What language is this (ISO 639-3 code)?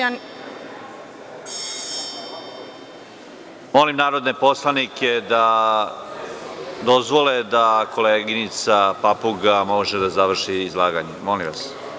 srp